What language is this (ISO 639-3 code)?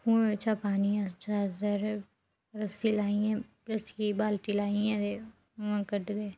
doi